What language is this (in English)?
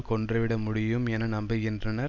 Tamil